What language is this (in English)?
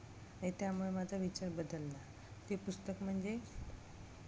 Marathi